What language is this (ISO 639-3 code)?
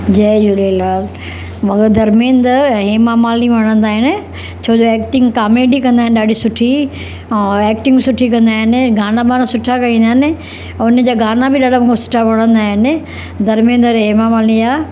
snd